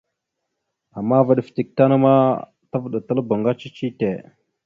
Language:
Mada (Cameroon)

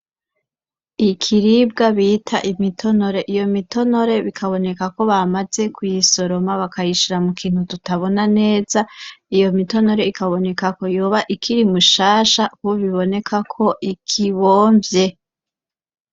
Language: Rundi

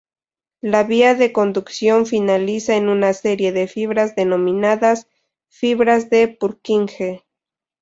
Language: Spanish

